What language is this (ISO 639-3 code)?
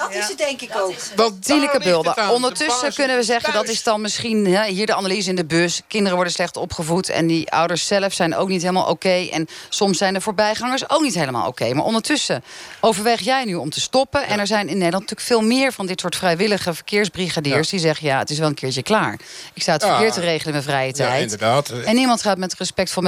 nld